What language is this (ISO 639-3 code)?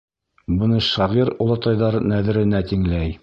bak